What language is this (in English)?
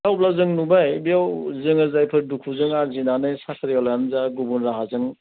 Bodo